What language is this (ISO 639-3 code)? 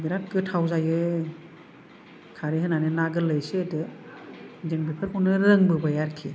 brx